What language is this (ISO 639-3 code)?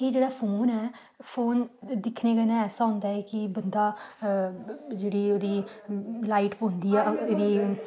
doi